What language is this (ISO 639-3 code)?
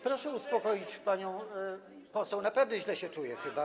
pol